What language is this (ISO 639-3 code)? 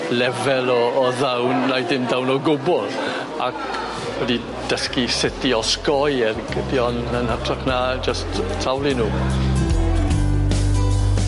cym